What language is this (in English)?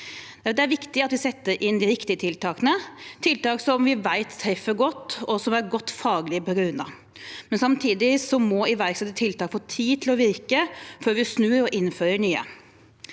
Norwegian